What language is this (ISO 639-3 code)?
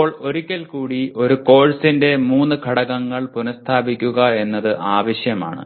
mal